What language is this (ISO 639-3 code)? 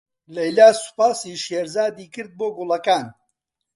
ckb